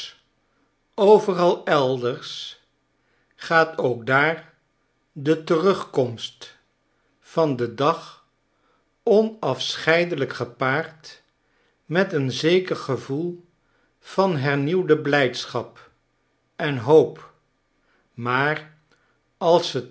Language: Dutch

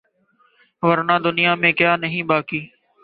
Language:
Urdu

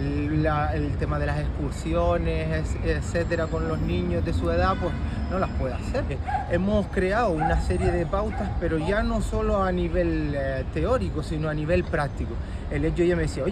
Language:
Spanish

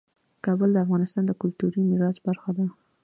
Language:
Pashto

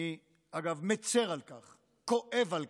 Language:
Hebrew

